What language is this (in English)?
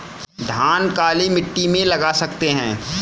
Hindi